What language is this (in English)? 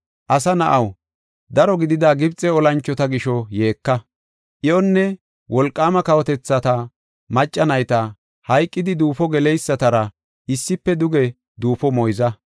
Gofa